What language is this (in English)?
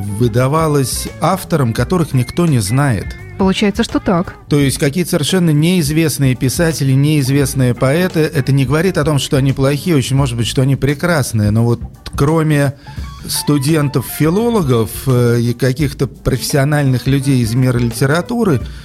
Russian